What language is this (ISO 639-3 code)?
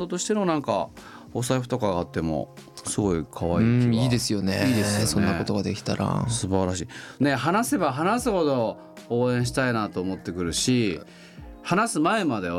jpn